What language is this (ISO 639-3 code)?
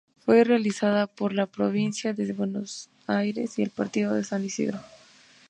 spa